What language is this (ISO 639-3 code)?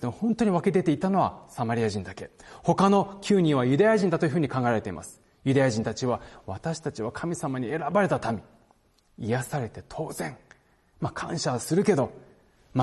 jpn